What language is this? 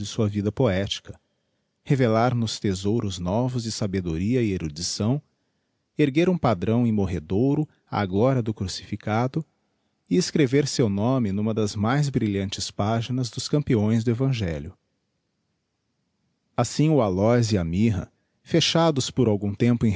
Portuguese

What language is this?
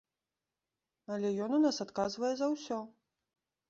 Belarusian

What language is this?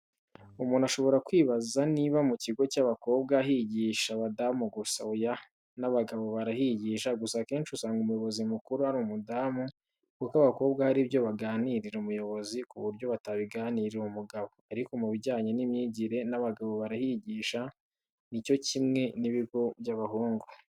Kinyarwanda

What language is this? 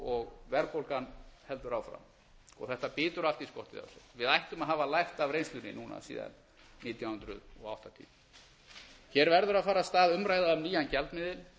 Icelandic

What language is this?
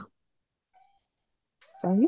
Odia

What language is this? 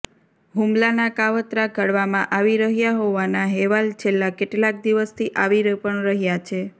Gujarati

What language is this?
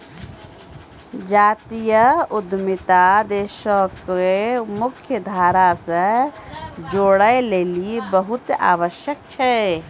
Maithili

